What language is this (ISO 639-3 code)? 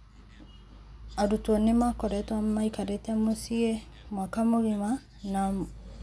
kik